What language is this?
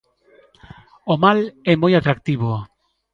Galician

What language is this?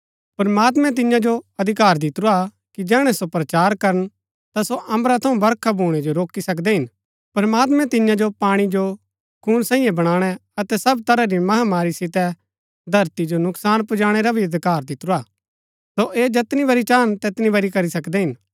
Gaddi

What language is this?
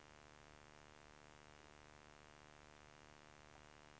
Swedish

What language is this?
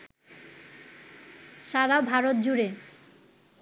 Bangla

